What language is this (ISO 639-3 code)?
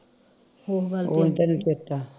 pan